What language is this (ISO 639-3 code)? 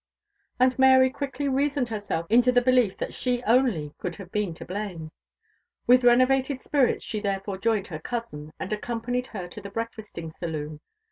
eng